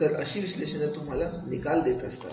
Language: Marathi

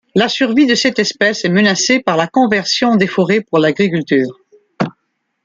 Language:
French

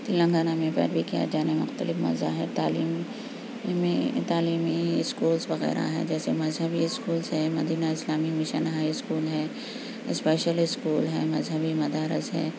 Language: Urdu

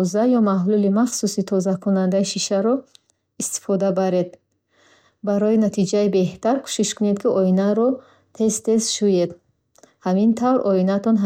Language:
Bukharic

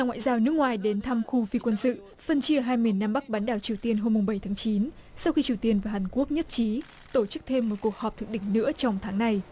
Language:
Vietnamese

